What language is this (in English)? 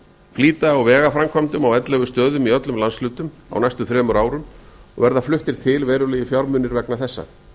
Icelandic